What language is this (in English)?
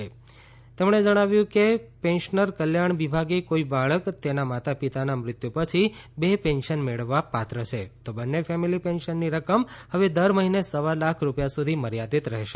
Gujarati